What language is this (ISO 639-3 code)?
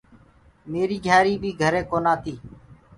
ggg